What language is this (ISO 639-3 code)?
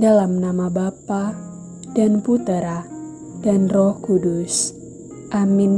ind